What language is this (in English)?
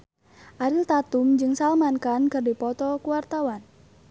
Sundanese